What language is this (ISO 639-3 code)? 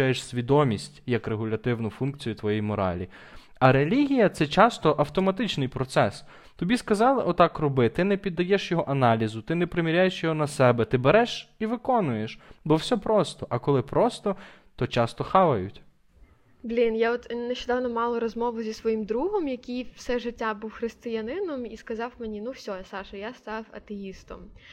ukr